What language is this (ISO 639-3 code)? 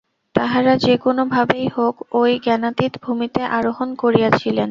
ben